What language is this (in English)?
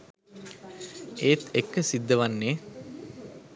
Sinhala